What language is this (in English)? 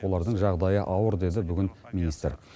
Kazakh